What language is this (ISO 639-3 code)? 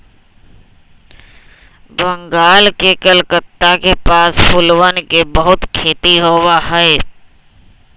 mag